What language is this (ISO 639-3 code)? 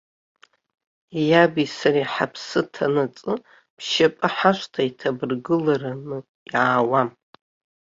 abk